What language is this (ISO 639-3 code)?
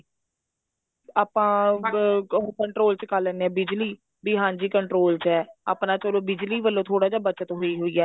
pan